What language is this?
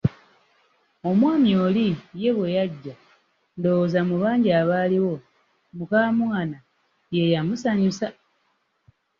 Ganda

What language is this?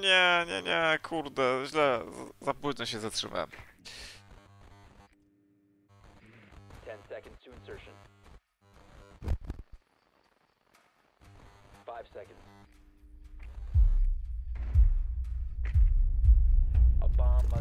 Polish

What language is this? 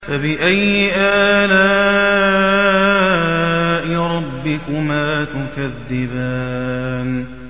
Arabic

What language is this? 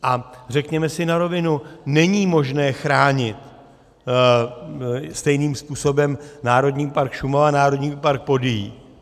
Czech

